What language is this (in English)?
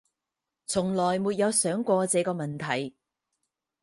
Chinese